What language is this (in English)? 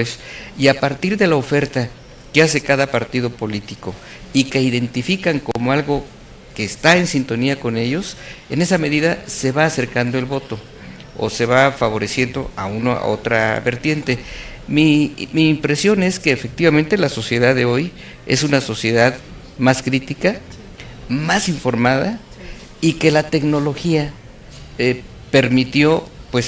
Spanish